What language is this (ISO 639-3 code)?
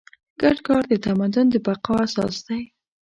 pus